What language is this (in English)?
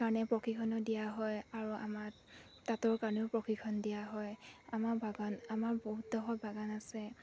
Assamese